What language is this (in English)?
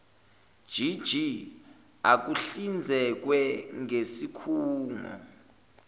Zulu